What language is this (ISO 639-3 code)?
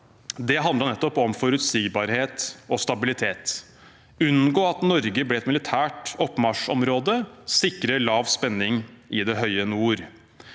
nor